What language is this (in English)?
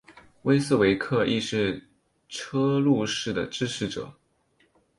Chinese